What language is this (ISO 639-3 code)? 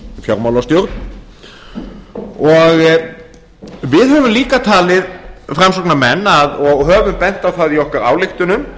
isl